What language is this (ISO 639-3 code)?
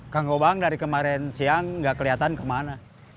ind